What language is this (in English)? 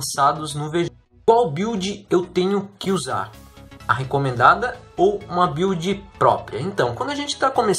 Portuguese